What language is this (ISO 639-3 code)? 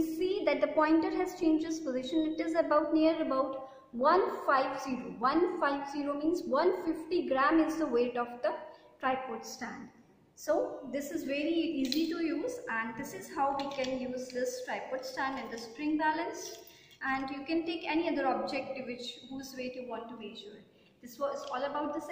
eng